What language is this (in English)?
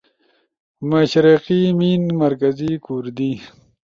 Ushojo